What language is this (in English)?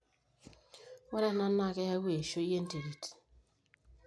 Masai